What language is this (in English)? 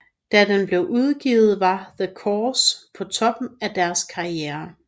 Danish